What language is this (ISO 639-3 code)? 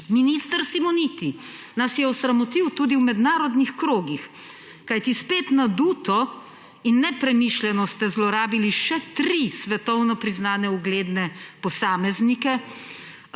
slv